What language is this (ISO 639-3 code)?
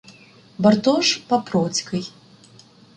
ukr